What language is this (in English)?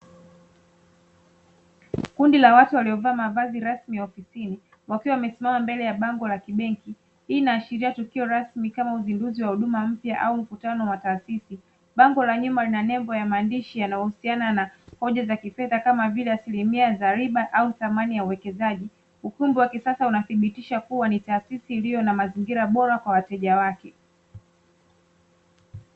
Swahili